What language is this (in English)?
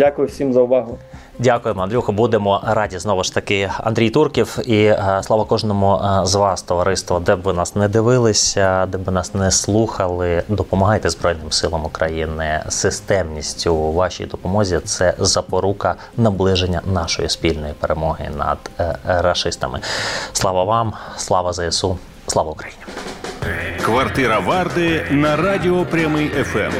Ukrainian